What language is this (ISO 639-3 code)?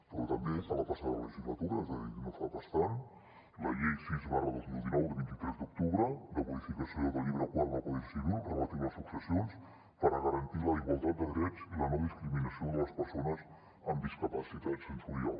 cat